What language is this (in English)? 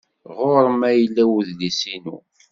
Kabyle